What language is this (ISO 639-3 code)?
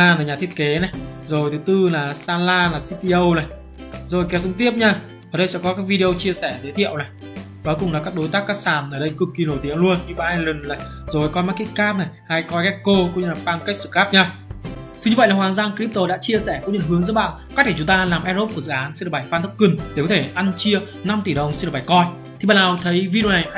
vie